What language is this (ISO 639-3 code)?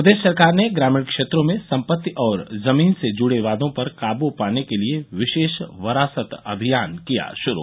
hin